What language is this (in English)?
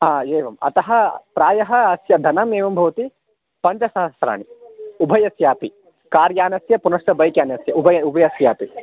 Sanskrit